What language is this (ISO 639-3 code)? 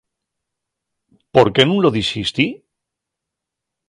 ast